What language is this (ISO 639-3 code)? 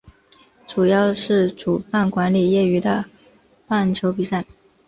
zho